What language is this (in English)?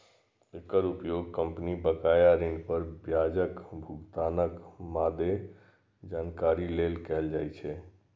Maithili